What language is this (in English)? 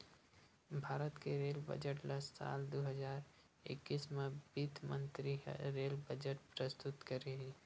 Chhattisgarhi